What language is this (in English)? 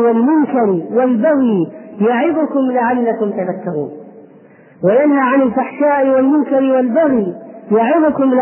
Arabic